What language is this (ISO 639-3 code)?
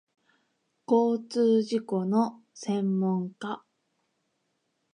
jpn